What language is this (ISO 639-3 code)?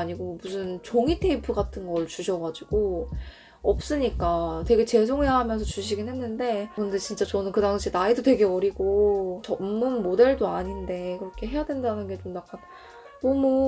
kor